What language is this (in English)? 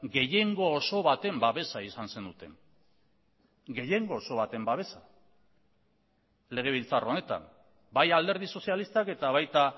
Basque